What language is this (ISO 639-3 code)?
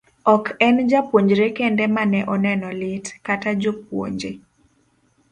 luo